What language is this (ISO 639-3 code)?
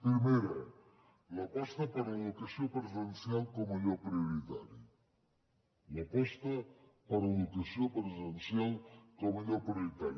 cat